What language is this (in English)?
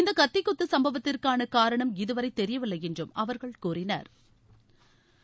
Tamil